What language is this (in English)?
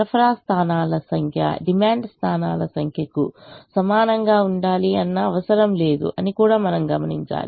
Telugu